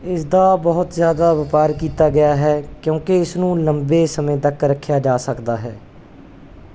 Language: Punjabi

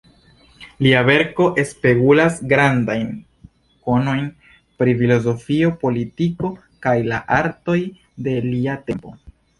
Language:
Esperanto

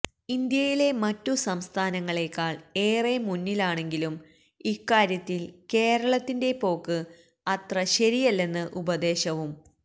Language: Malayalam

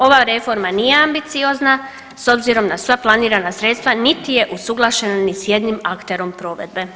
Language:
Croatian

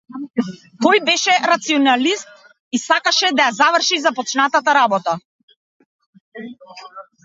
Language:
Macedonian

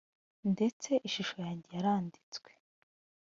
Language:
Kinyarwanda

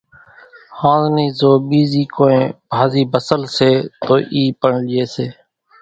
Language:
Kachi Koli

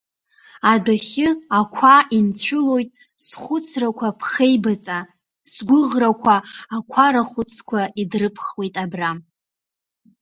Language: Abkhazian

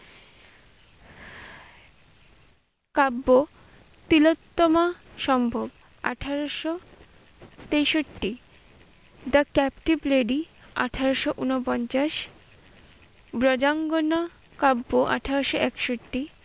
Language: Bangla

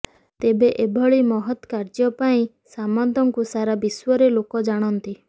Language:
Odia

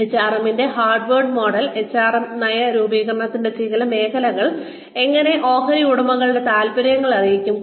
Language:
Malayalam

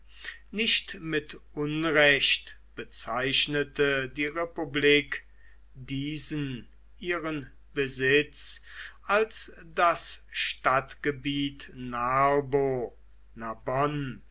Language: German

